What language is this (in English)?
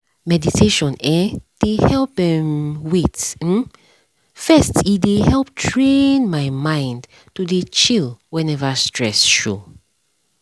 Nigerian Pidgin